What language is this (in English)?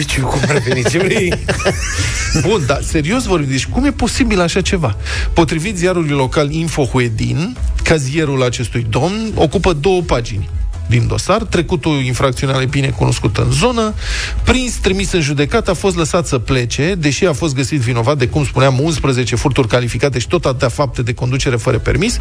Romanian